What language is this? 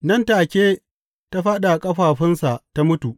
Hausa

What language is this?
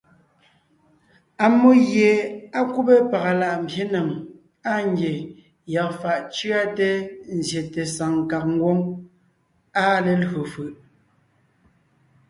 Ngiemboon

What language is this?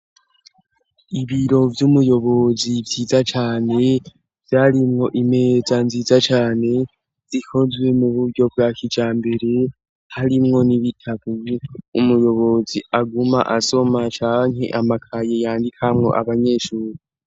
Rundi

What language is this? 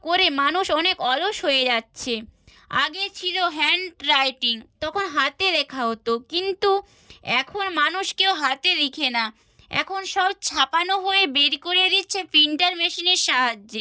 Bangla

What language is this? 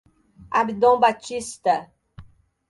Portuguese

